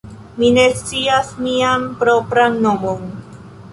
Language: Esperanto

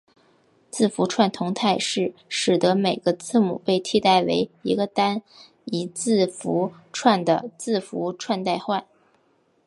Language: Chinese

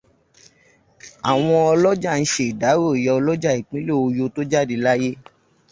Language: Yoruba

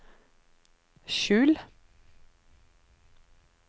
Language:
Norwegian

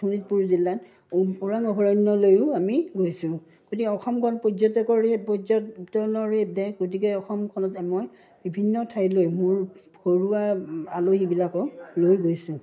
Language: Assamese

